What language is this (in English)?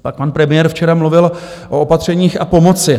Czech